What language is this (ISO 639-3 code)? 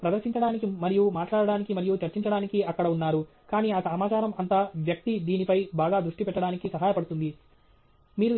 tel